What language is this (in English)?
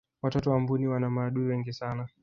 Swahili